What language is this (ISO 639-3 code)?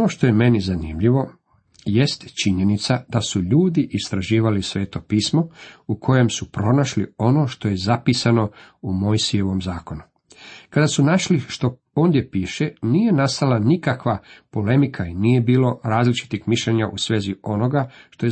hrv